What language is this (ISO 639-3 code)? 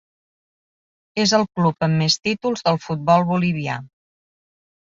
cat